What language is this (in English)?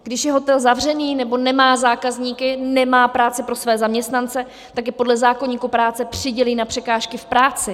Czech